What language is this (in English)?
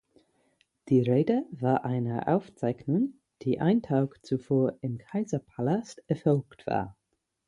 German